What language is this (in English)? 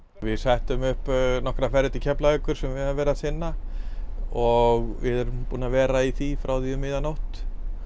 Icelandic